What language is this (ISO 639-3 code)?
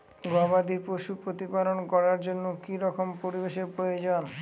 ben